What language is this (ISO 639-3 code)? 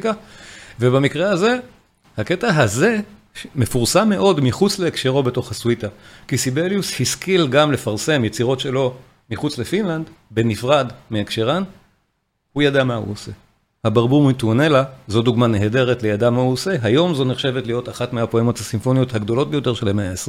heb